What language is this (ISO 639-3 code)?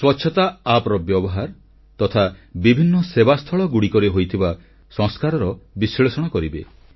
ori